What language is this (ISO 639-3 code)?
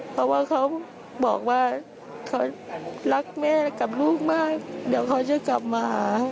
tha